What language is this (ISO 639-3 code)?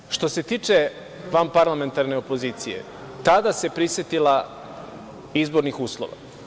srp